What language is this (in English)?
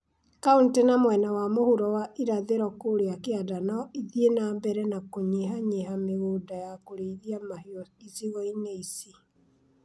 Kikuyu